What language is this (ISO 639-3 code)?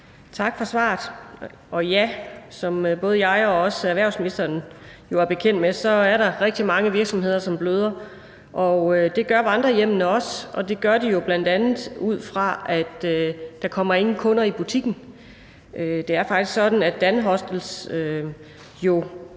dan